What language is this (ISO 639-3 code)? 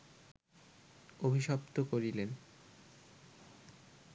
ben